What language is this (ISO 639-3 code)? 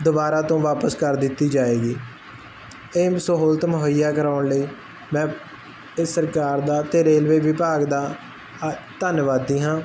pan